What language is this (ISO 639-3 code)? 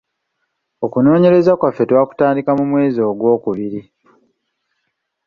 lug